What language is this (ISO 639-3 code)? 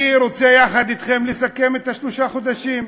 heb